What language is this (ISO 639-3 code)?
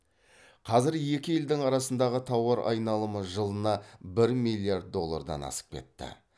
kaz